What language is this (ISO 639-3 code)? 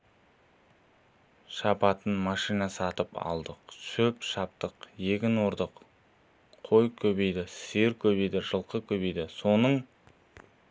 kaz